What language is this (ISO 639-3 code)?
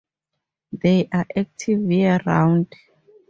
eng